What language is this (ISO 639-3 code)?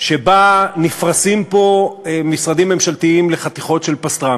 heb